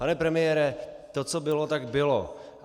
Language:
Czech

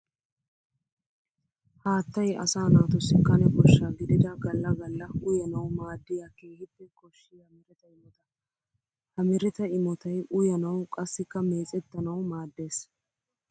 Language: Wolaytta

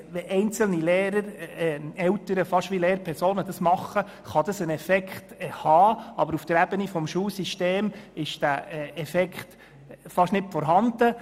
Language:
Swiss German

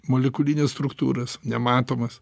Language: Lithuanian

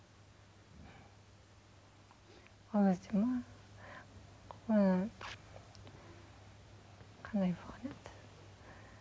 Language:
Kazakh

